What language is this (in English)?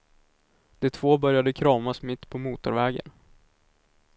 Swedish